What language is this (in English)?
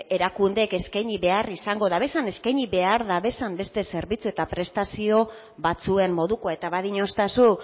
Basque